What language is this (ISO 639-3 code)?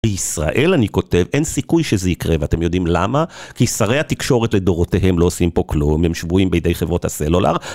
heb